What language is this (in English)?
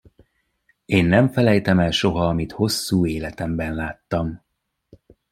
Hungarian